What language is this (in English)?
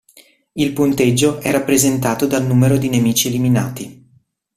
Italian